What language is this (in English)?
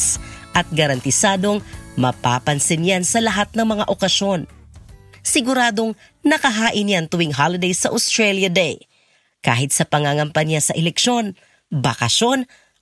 Filipino